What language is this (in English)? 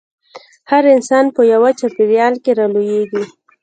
Pashto